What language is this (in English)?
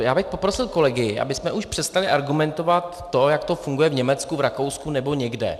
Czech